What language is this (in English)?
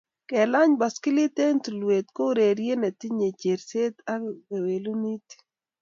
Kalenjin